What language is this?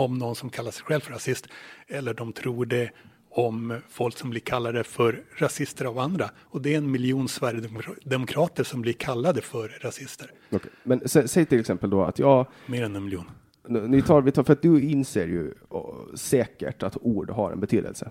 Swedish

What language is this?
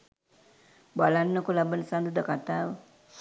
Sinhala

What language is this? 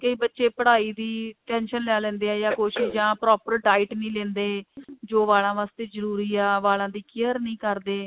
Punjabi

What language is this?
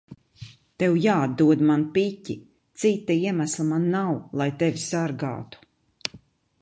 Latvian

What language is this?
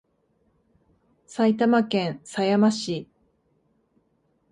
Japanese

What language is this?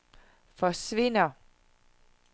Danish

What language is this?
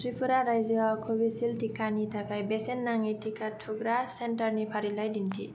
Bodo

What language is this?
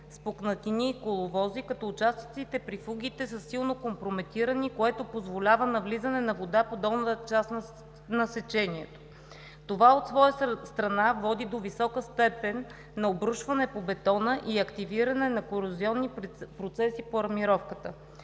Bulgarian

